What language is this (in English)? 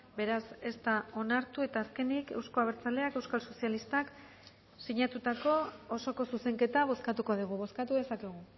Basque